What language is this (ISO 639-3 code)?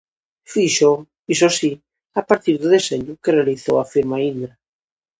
glg